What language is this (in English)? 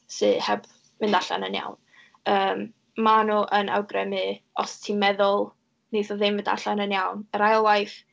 Welsh